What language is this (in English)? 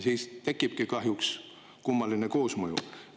Estonian